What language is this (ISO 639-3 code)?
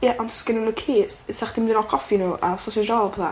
cym